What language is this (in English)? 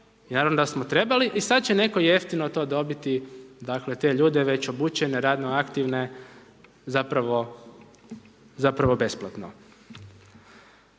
Croatian